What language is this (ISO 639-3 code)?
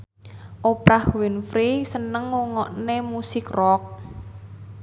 jav